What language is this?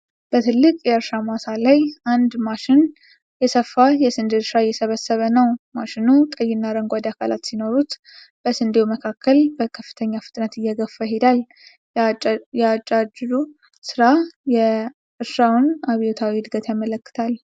Amharic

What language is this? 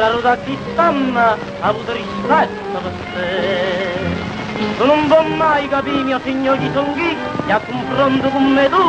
Romanian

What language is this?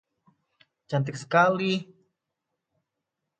Indonesian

